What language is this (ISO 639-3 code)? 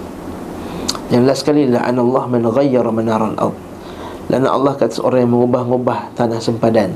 msa